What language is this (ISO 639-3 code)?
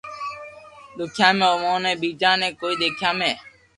lrk